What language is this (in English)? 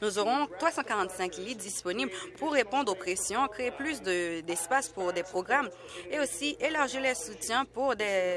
French